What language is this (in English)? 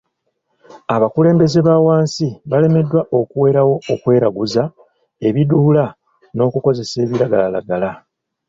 Ganda